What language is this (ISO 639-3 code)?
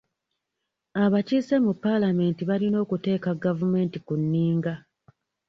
lug